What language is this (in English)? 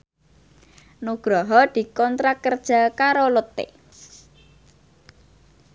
Javanese